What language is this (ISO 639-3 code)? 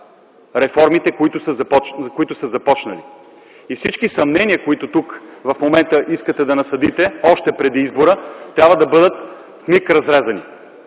bul